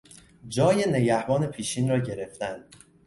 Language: Persian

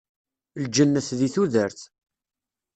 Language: Kabyle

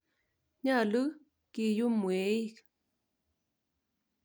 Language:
Kalenjin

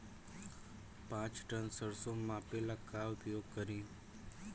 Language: Bhojpuri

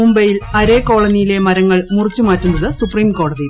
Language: Malayalam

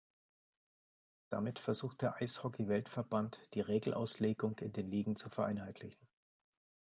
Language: German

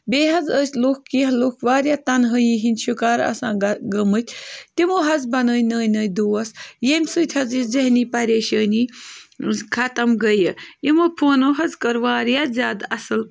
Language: Kashmiri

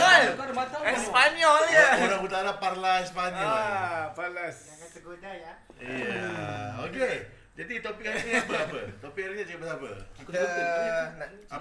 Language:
Malay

